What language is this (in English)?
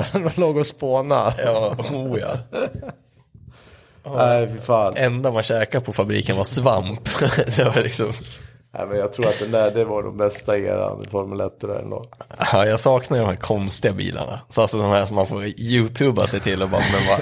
Swedish